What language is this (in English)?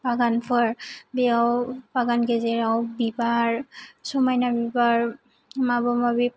Bodo